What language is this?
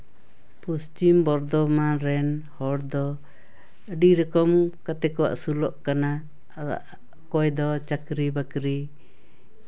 Santali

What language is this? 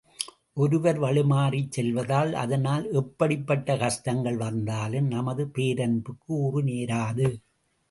Tamil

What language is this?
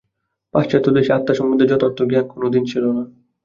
Bangla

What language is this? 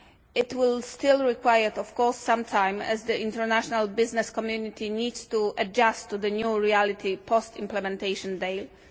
English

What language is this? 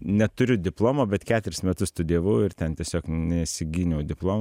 Lithuanian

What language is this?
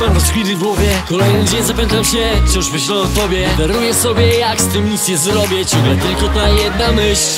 Polish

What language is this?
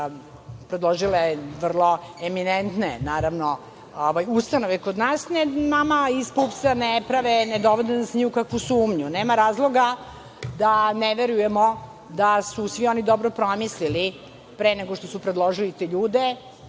Serbian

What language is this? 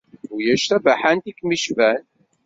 Kabyle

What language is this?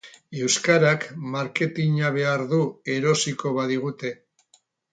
Basque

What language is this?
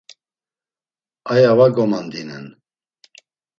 Laz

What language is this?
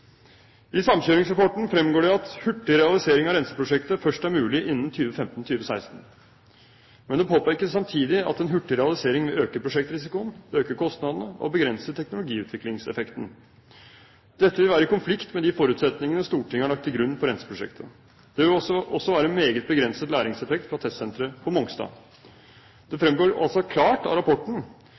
Norwegian Bokmål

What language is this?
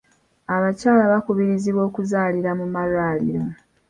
Ganda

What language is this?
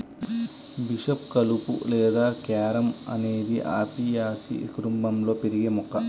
Telugu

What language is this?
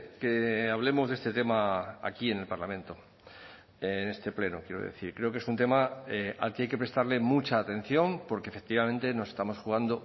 Spanish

